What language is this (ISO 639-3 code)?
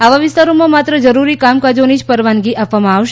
guj